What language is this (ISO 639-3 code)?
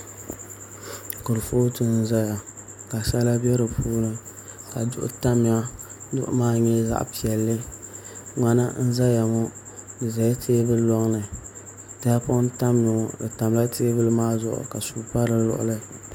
dag